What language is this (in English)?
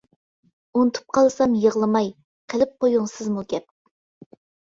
Uyghur